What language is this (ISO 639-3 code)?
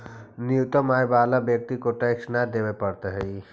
mag